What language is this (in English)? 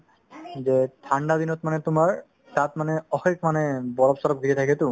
Assamese